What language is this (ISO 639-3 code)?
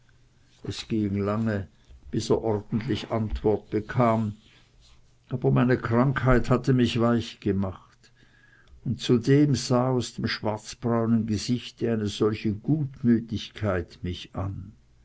deu